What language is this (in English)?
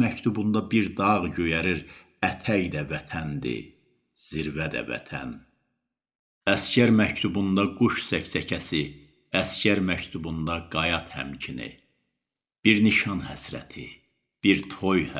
Turkish